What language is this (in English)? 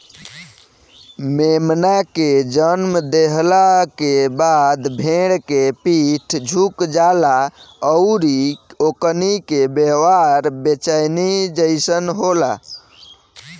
Bhojpuri